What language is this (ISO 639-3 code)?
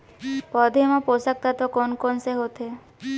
hne